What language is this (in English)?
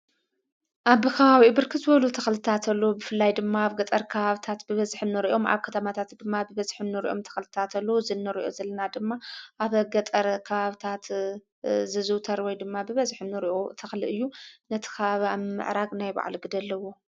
Tigrinya